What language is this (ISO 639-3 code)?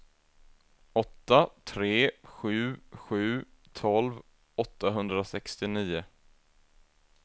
swe